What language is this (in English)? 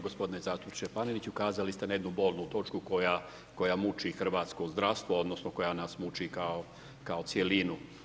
Croatian